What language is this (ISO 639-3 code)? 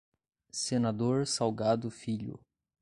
por